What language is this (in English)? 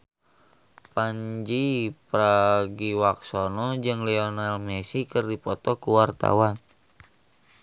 Sundanese